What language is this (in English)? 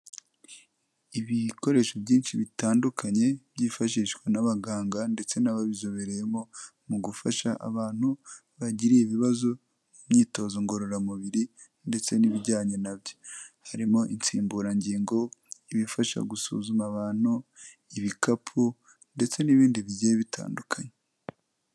Kinyarwanda